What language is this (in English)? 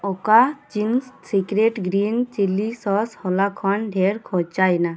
Santali